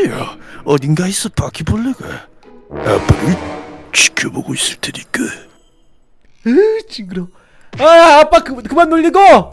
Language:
Korean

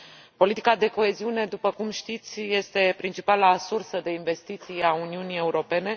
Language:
Romanian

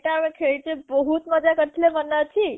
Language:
Odia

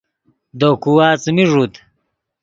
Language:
Yidgha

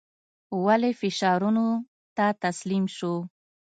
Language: Pashto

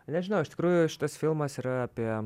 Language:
Lithuanian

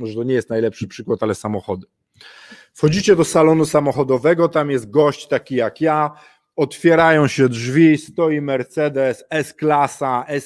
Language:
Polish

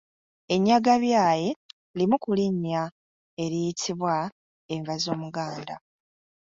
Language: Ganda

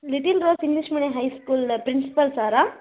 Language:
Telugu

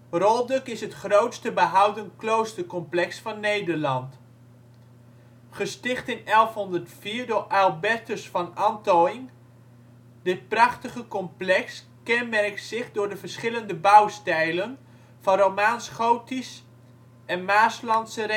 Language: Dutch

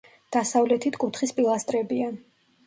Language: Georgian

